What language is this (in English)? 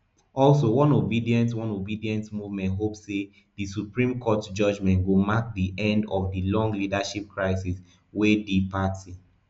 Nigerian Pidgin